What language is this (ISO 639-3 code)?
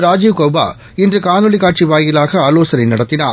tam